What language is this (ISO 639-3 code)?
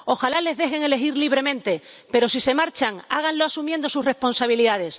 spa